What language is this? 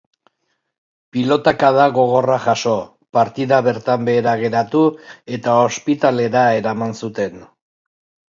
Basque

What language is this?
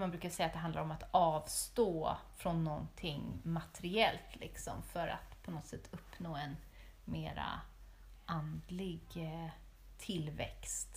Swedish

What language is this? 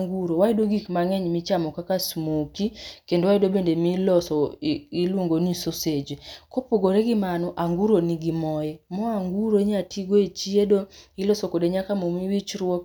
Luo (Kenya and Tanzania)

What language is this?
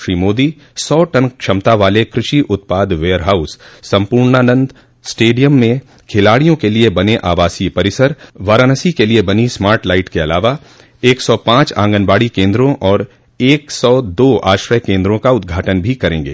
Hindi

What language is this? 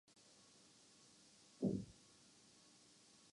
Urdu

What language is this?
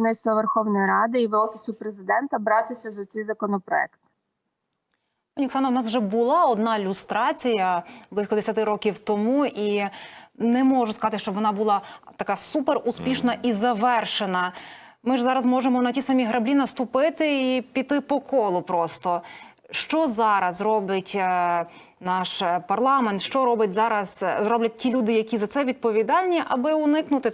Ukrainian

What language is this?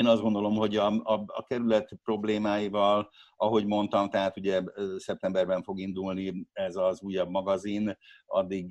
Hungarian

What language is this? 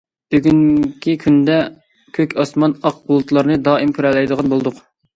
Uyghur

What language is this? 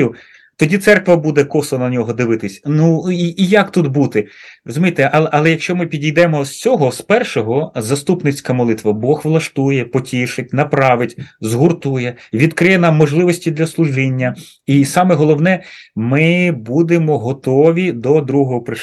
Ukrainian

